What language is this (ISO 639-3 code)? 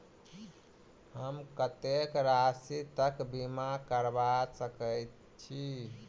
mai